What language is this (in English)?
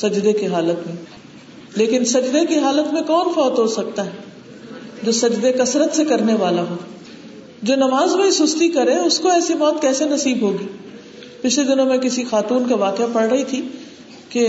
Urdu